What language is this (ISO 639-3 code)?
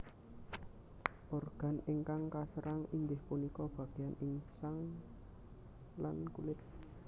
jav